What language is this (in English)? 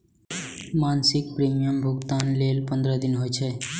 Maithili